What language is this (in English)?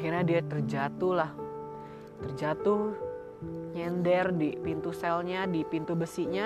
Indonesian